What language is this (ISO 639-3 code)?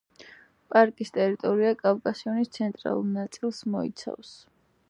kat